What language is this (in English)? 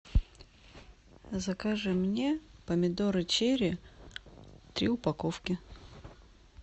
Russian